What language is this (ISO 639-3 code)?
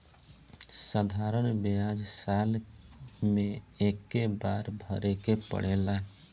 bho